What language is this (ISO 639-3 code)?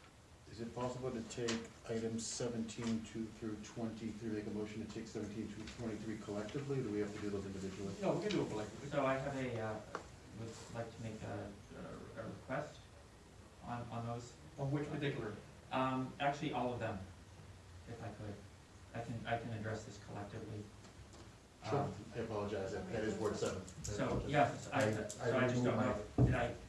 eng